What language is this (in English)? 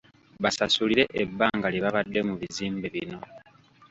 Ganda